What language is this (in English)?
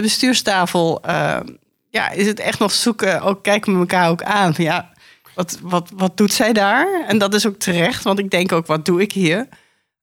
Dutch